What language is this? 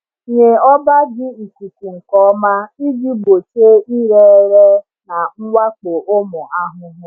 Igbo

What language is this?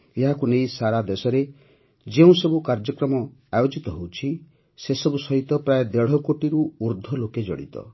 Odia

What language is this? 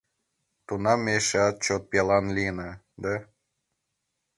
Mari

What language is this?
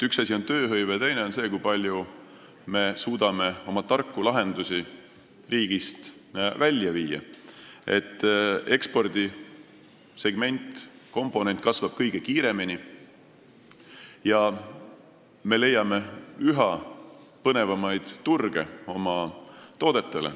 Estonian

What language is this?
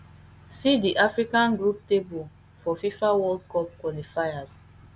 Nigerian Pidgin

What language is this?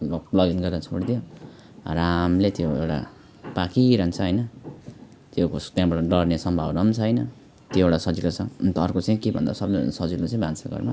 Nepali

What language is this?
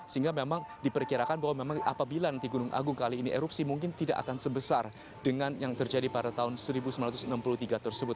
Indonesian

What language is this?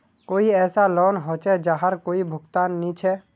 Magahi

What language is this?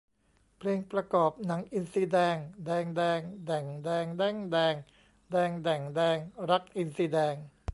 Thai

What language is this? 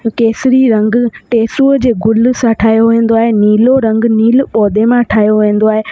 Sindhi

